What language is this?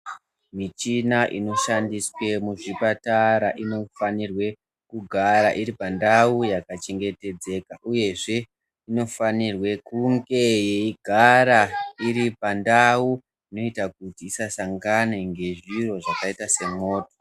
Ndau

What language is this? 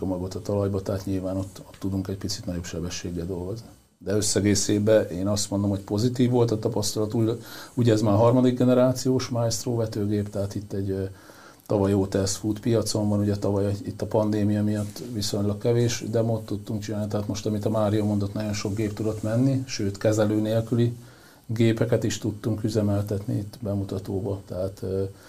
Hungarian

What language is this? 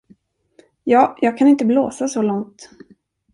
Swedish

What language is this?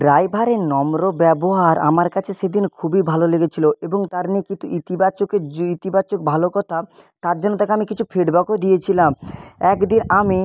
Bangla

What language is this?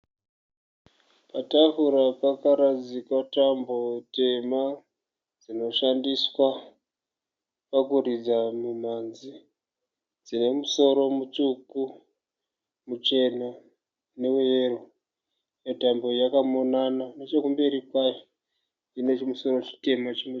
Shona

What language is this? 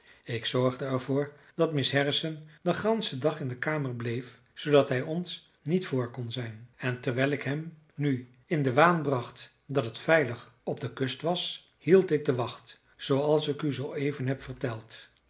Dutch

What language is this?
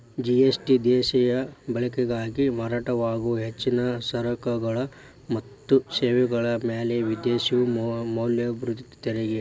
Kannada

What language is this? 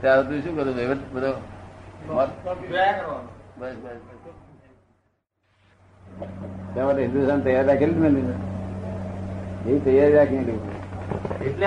Gujarati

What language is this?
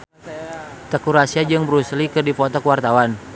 Sundanese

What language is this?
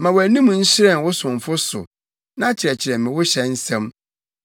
Akan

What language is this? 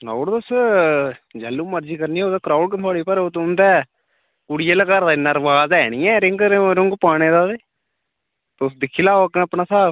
Dogri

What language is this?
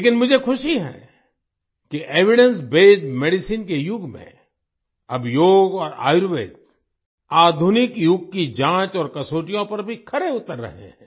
Hindi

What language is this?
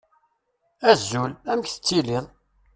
Kabyle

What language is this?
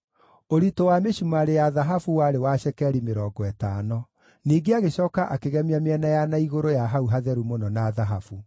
Kikuyu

